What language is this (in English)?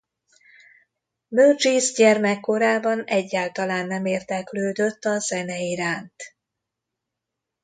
Hungarian